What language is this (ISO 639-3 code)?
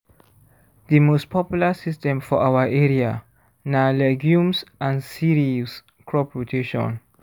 pcm